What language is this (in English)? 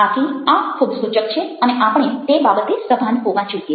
Gujarati